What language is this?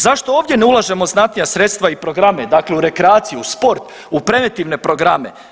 Croatian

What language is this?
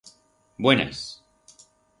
Aragonese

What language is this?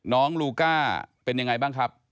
Thai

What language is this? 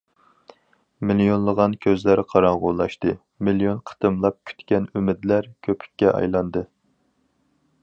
Uyghur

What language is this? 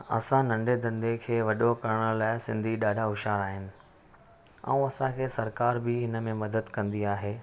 Sindhi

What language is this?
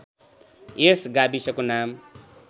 Nepali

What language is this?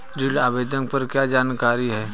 Hindi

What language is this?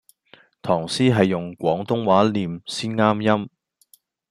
Cantonese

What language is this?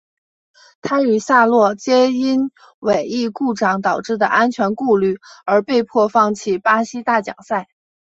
Chinese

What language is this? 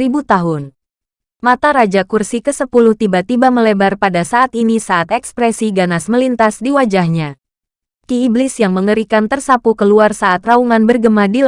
Indonesian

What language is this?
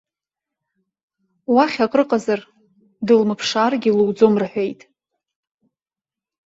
Abkhazian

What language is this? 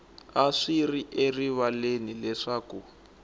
Tsonga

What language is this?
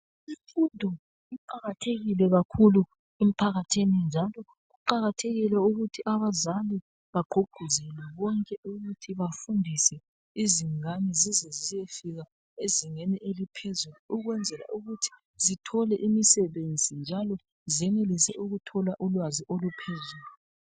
North Ndebele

